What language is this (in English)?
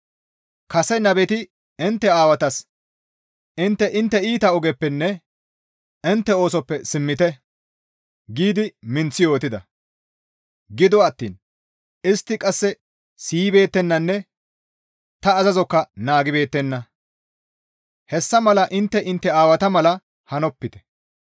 Gamo